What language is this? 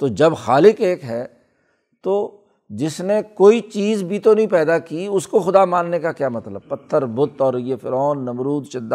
Urdu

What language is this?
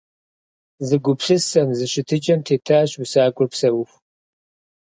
Kabardian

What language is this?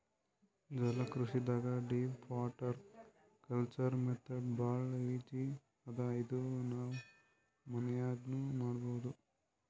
Kannada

